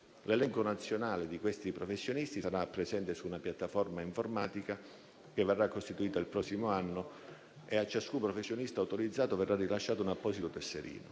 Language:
Italian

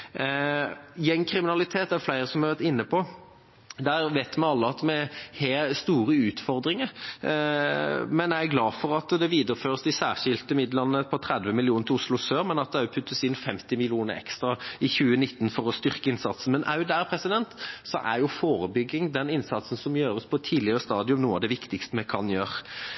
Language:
Norwegian Bokmål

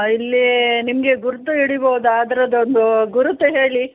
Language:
Kannada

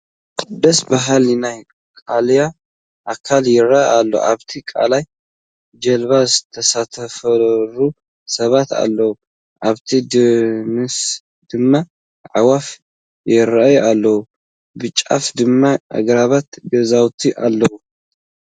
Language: Tigrinya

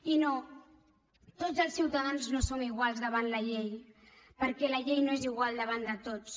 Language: Catalan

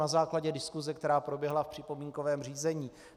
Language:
Czech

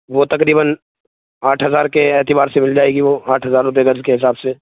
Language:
Urdu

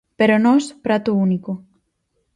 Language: Galician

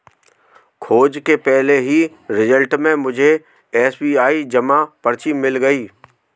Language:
Hindi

